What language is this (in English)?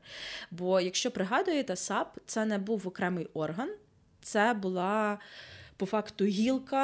Ukrainian